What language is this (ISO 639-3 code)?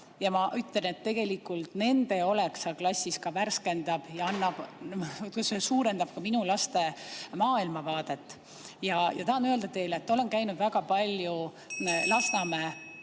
est